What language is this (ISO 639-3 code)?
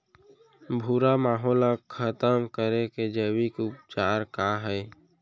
hne